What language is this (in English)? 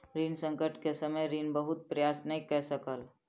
Maithili